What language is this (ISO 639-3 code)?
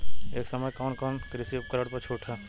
bho